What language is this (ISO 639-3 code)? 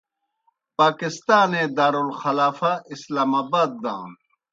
plk